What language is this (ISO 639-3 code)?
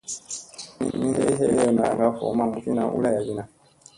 mse